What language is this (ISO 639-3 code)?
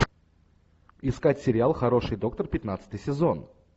rus